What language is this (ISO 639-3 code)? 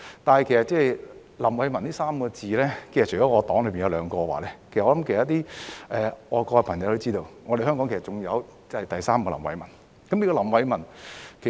yue